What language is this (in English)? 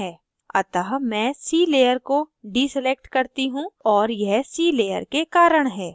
Hindi